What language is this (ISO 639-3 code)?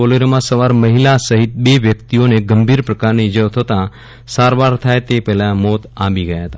guj